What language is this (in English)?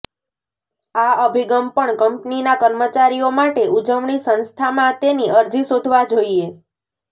Gujarati